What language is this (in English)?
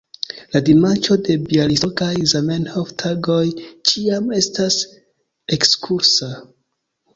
Esperanto